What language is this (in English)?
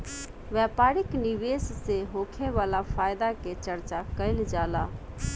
Bhojpuri